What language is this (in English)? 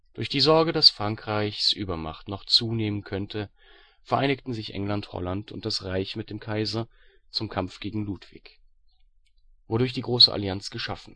German